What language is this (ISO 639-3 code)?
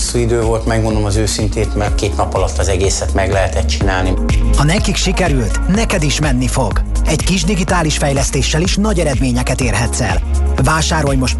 hun